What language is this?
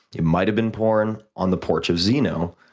English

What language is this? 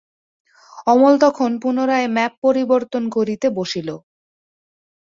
Bangla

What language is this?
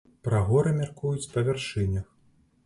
Belarusian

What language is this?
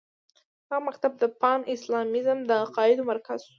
Pashto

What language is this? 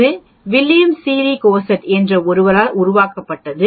Tamil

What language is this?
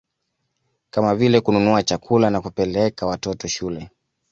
Swahili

